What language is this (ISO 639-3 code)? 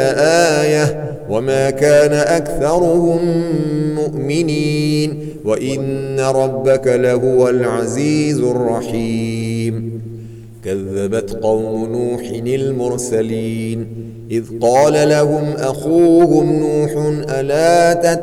ara